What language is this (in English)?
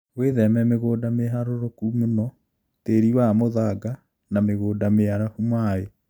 Kikuyu